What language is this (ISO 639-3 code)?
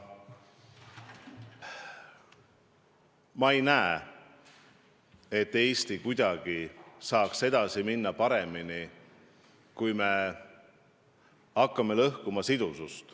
est